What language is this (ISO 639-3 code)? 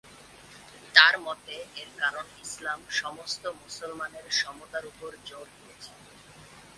ben